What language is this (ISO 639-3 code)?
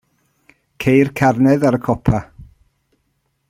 cym